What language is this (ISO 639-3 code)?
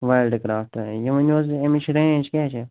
kas